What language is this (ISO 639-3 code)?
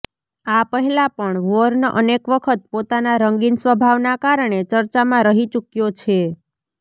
guj